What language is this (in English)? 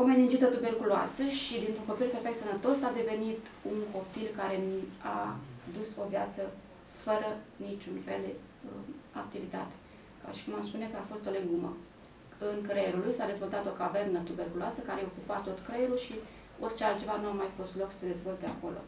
Romanian